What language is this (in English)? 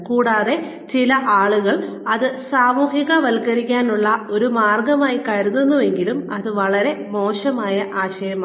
Malayalam